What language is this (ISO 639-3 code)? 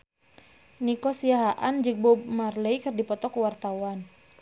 sun